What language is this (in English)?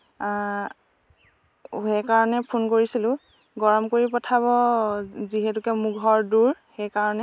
Assamese